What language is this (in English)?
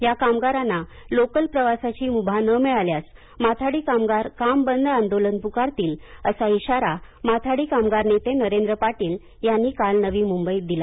Marathi